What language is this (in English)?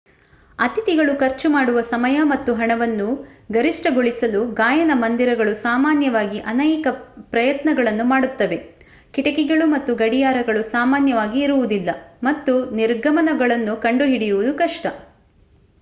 Kannada